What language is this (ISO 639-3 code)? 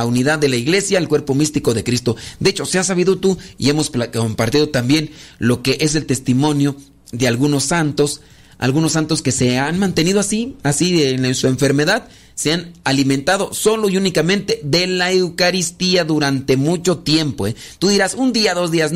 spa